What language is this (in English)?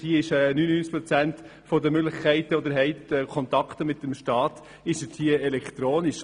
Swiss German